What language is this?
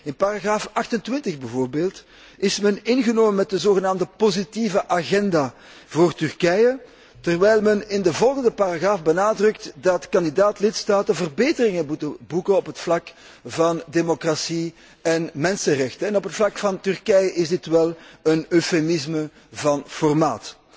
Dutch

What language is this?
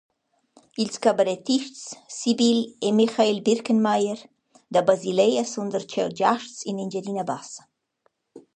Romansh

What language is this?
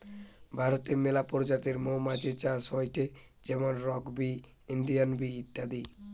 Bangla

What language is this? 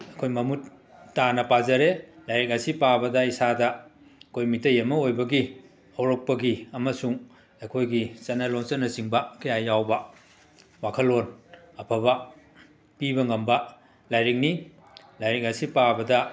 Manipuri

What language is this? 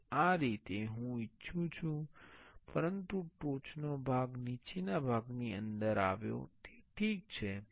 Gujarati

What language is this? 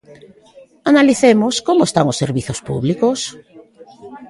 Galician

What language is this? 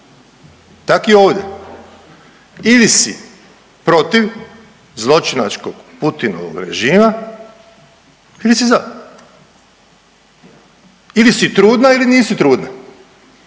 Croatian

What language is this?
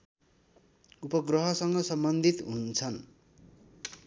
Nepali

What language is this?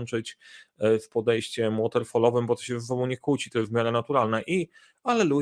Polish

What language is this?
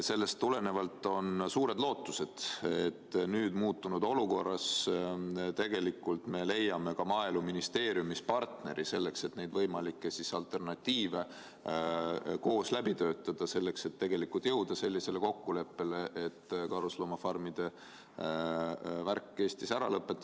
Estonian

